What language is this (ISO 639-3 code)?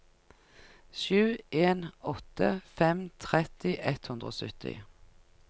nor